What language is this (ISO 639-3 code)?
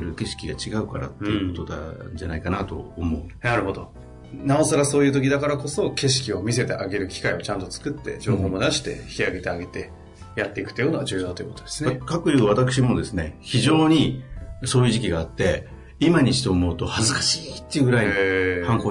jpn